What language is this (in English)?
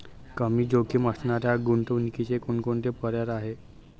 Marathi